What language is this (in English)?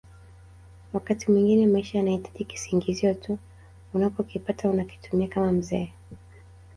Swahili